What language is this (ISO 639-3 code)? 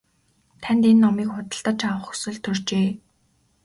mon